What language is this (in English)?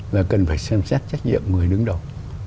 Vietnamese